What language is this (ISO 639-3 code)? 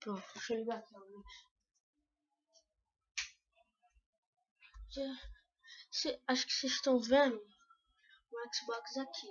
por